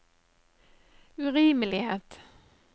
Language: Norwegian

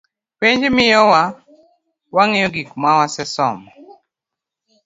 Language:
Luo (Kenya and Tanzania)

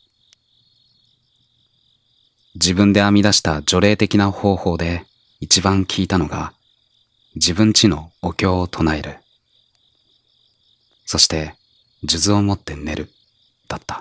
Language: Japanese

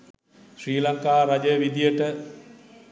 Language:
Sinhala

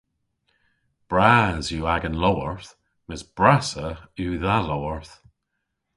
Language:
Cornish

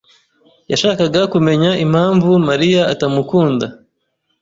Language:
Kinyarwanda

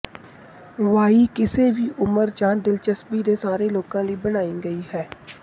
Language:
Punjabi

